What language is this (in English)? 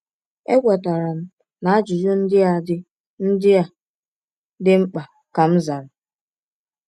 Igbo